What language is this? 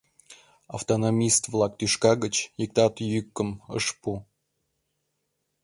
Mari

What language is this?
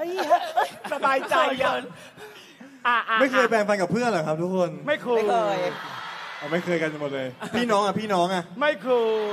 Thai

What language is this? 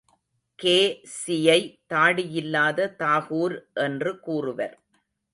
Tamil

